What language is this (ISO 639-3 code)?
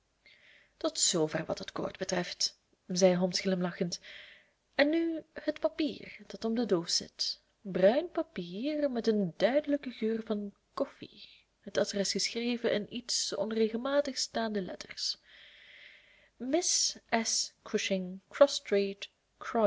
nld